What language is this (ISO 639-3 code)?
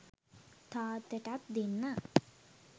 sin